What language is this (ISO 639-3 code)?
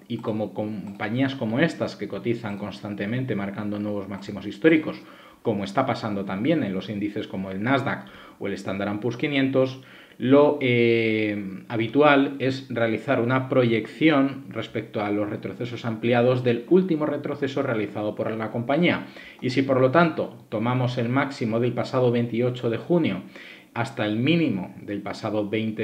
spa